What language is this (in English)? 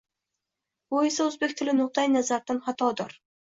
Uzbek